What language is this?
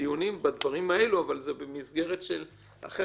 Hebrew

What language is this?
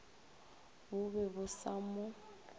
Northern Sotho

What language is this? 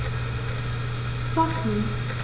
German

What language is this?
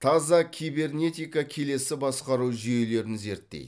Kazakh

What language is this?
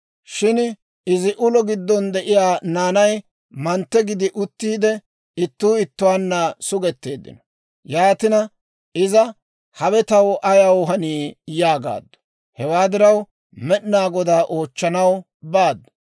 Dawro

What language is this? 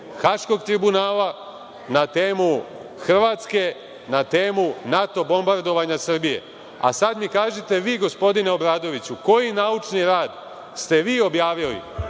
Serbian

